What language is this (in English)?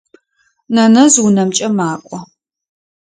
Adyghe